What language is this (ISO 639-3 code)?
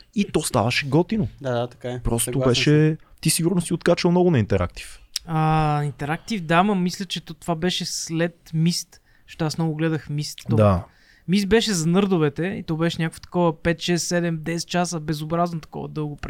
bul